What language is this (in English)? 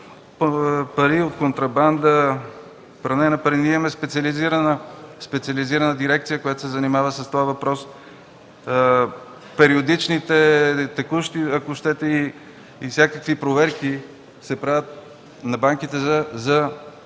Bulgarian